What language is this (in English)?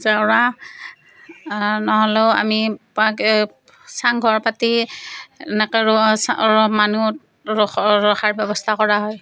Assamese